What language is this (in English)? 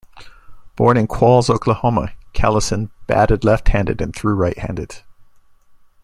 English